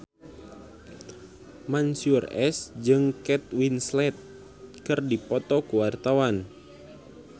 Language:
Sundanese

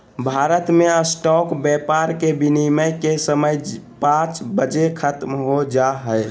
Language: Magahi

